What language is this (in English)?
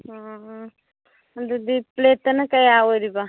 Manipuri